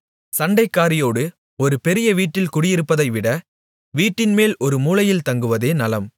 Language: Tamil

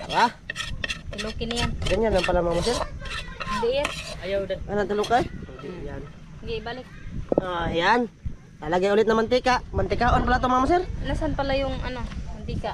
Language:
Filipino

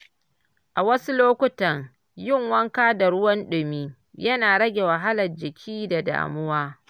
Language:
Hausa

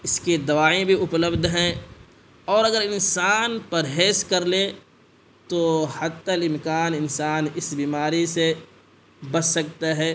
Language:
Urdu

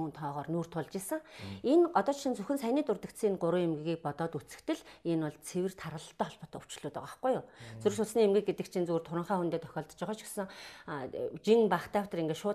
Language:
Hungarian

